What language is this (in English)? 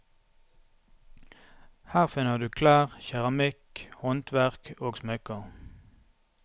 Norwegian